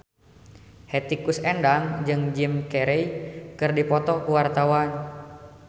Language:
Sundanese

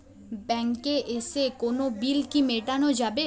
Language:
Bangla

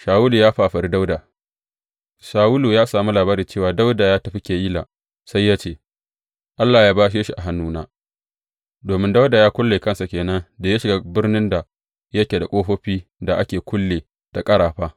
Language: Hausa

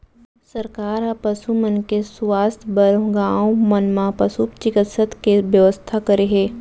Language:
Chhattisgarhi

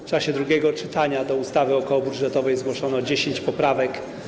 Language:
Polish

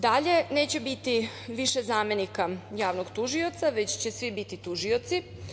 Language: Serbian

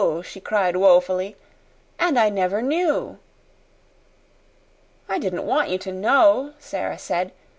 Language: English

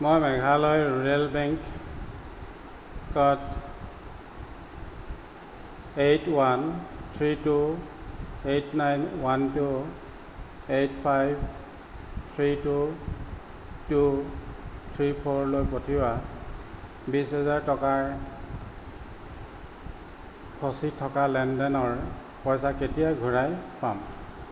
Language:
Assamese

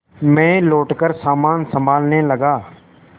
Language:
Hindi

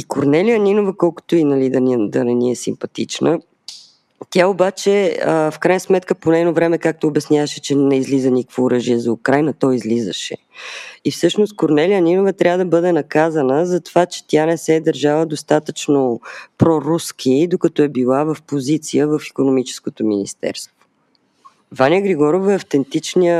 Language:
Bulgarian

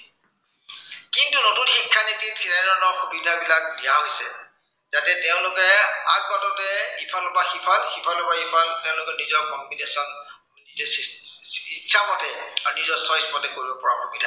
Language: Assamese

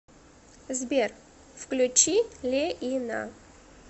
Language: Russian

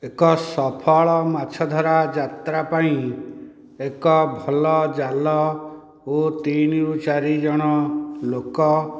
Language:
Odia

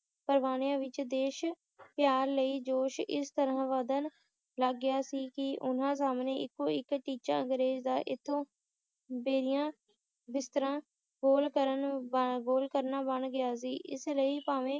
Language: Punjabi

